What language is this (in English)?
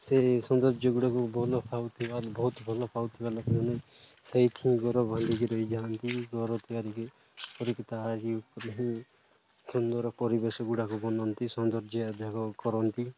Odia